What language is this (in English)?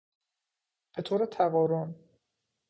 Persian